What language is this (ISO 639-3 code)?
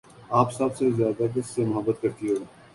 urd